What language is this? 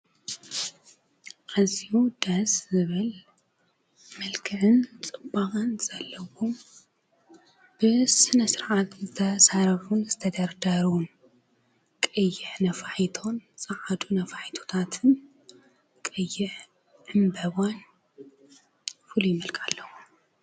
Tigrinya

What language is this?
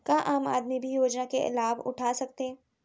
Chhattisgarhi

